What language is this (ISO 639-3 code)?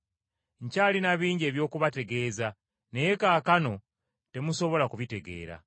lug